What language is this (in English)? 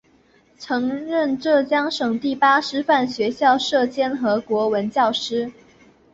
Chinese